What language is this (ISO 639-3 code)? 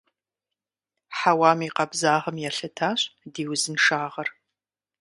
kbd